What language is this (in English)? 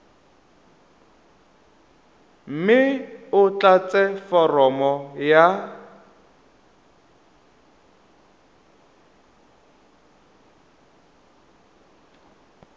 Tswana